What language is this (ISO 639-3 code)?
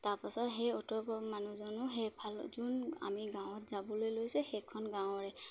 asm